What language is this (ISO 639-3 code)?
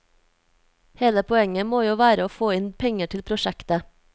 nor